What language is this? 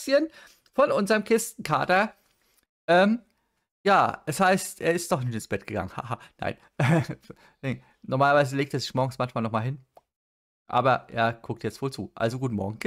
German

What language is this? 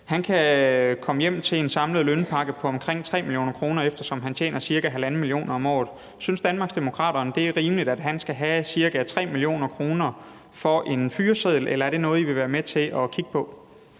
Danish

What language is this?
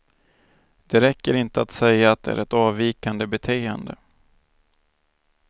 Swedish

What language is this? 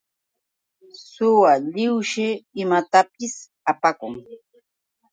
Yauyos Quechua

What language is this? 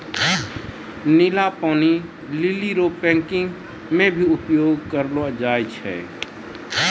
Maithili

